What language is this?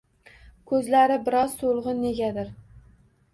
Uzbek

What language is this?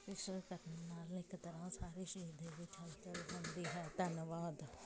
Punjabi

